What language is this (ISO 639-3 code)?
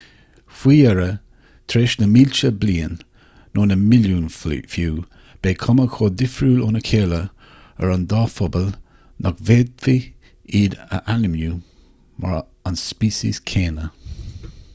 gle